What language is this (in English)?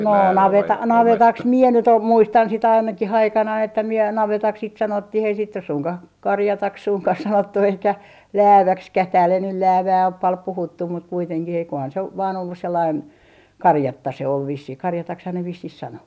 Finnish